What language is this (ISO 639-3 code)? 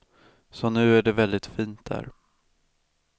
swe